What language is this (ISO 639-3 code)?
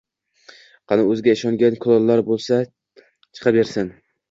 uzb